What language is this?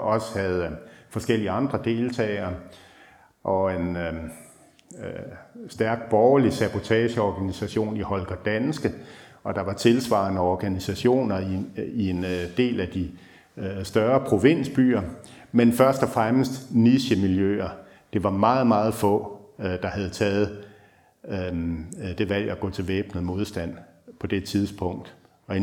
Danish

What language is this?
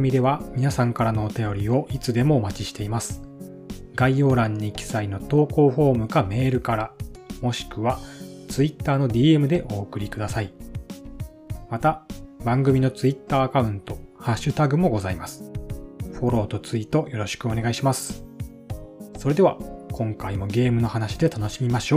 Japanese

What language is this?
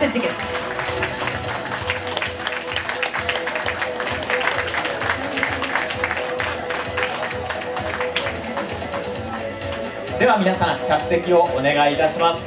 Japanese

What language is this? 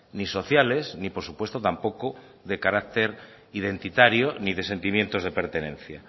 Spanish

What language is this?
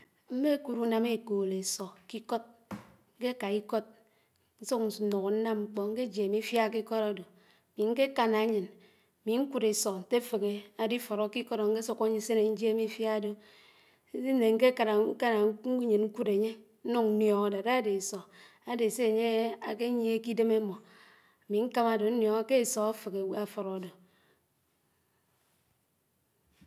Anaang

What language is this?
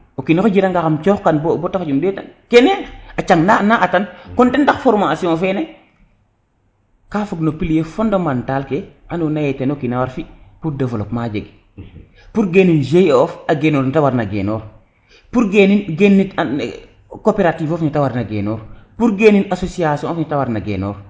Serer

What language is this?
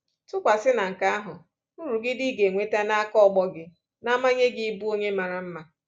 Igbo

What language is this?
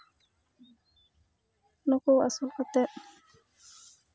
Santali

